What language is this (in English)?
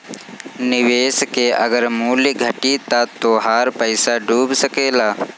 Bhojpuri